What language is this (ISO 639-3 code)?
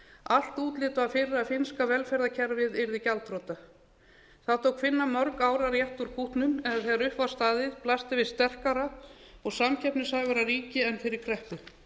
isl